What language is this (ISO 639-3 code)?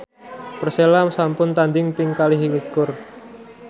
jav